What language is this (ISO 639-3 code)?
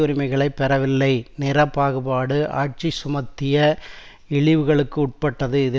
tam